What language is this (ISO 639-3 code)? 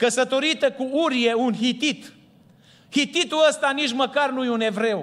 ron